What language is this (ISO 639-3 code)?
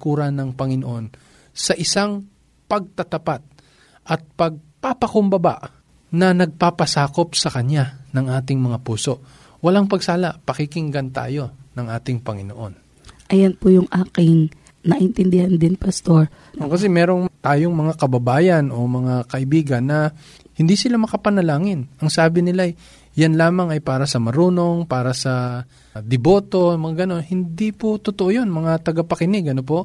fil